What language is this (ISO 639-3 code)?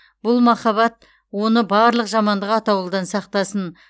kaz